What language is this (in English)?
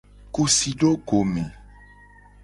Gen